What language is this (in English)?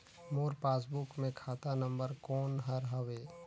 Chhattisgarhi